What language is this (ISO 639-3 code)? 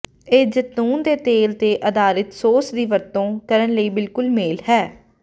pan